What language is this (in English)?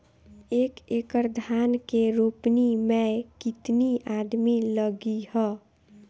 Bhojpuri